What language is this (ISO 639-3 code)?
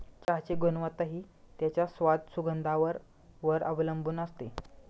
mar